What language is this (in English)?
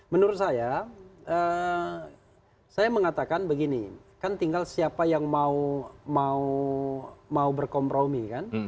Indonesian